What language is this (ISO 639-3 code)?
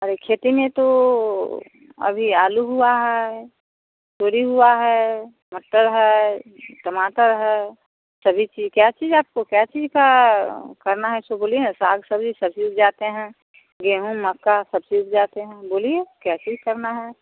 hin